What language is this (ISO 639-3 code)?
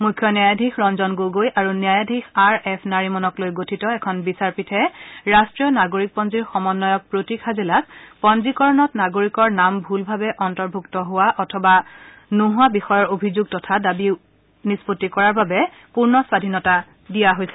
asm